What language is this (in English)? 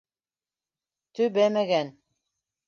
Bashkir